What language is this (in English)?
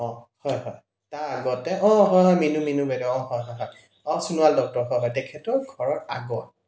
Assamese